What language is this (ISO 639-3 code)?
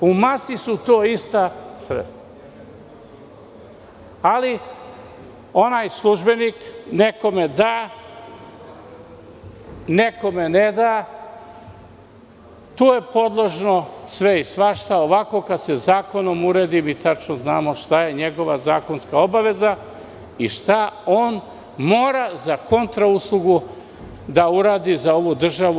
srp